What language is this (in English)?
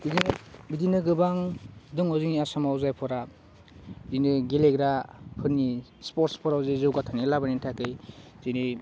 Bodo